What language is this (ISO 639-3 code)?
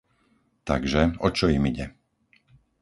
slk